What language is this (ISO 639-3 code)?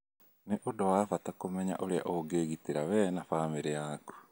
kik